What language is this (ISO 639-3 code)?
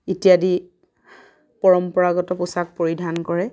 asm